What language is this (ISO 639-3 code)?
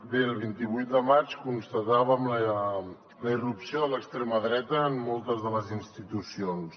cat